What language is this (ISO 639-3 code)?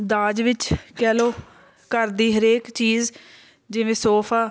pan